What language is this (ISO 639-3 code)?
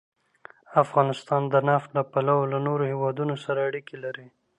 pus